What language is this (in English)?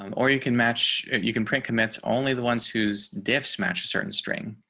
English